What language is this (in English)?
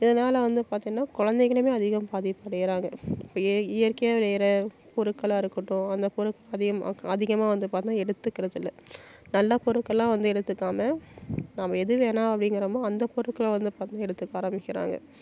Tamil